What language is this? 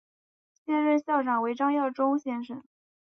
Chinese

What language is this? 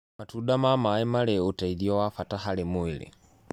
Kikuyu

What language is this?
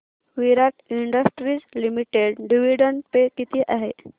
Marathi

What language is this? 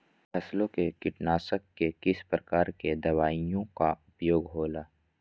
Magahi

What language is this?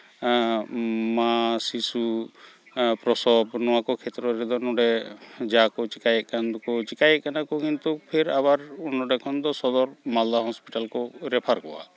Santali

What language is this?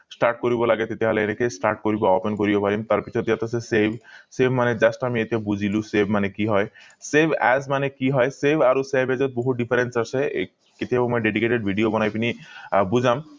Assamese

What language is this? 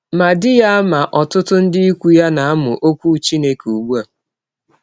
Igbo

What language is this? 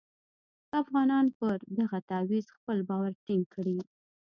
Pashto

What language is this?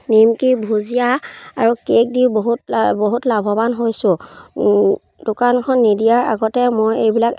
Assamese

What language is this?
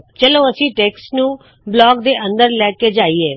Punjabi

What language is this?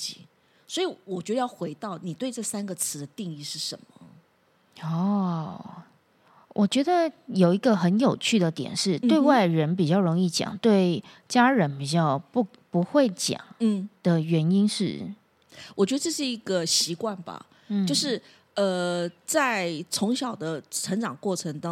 Chinese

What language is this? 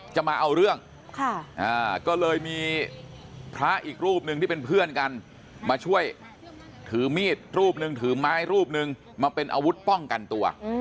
Thai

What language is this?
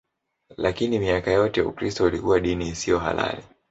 Swahili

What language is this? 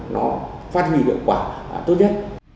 Vietnamese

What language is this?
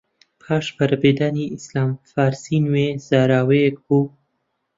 Central Kurdish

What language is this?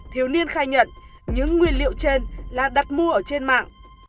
Vietnamese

